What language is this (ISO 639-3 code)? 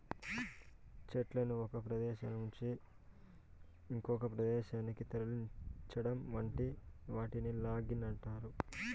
tel